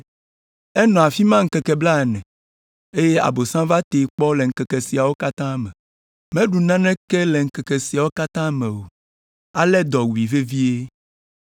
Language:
Ewe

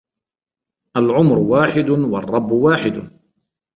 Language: Arabic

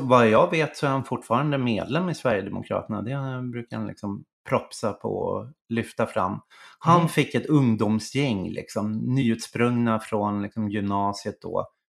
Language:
Swedish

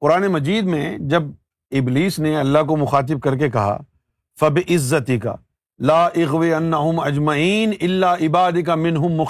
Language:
Urdu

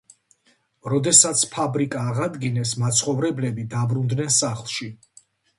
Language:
Georgian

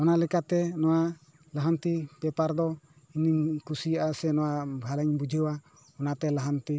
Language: Santali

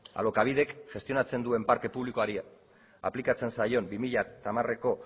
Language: Basque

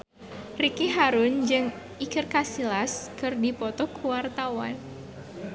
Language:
Sundanese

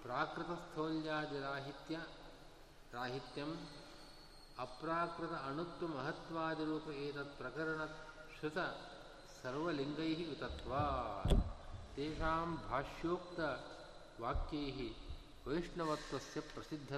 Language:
Kannada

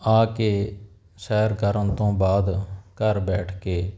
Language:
Punjabi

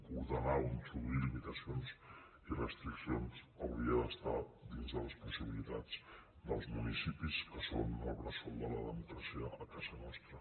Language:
Catalan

